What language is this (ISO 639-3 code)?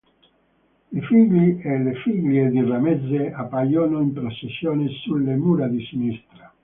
ita